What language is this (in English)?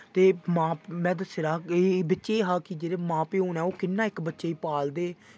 Dogri